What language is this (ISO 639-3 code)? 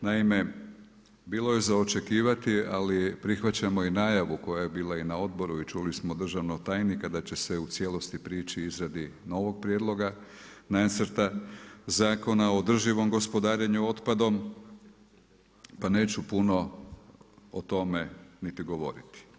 hrv